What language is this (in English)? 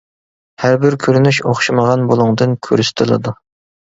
Uyghur